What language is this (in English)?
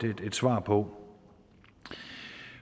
Danish